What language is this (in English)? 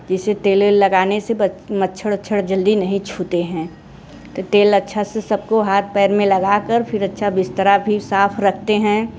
Hindi